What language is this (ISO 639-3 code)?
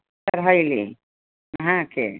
mai